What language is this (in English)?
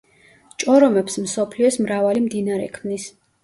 Georgian